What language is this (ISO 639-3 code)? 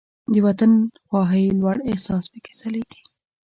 pus